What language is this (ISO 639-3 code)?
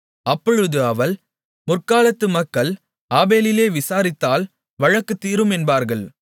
tam